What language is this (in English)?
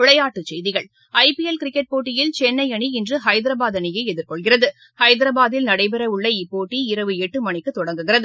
Tamil